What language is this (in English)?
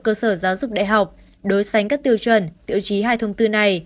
Vietnamese